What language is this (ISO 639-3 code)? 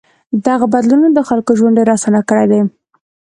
pus